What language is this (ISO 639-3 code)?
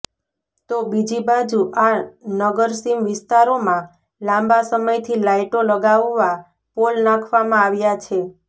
guj